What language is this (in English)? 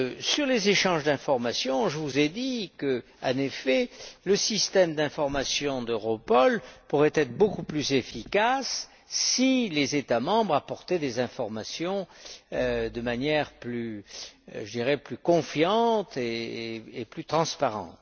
French